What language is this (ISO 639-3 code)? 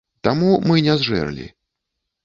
bel